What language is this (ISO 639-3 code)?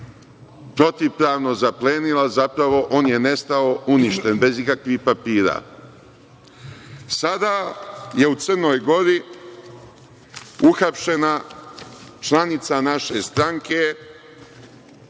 srp